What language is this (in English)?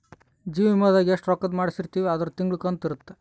Kannada